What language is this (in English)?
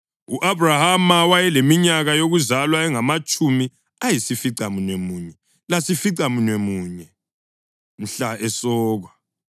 North Ndebele